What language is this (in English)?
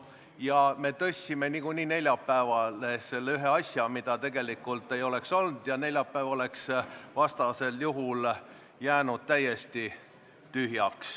Estonian